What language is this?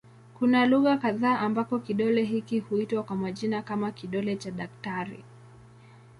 Swahili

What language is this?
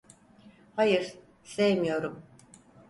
Turkish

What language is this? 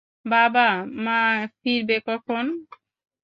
Bangla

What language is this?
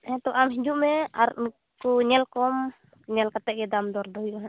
Santali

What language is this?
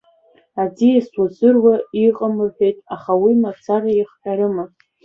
Abkhazian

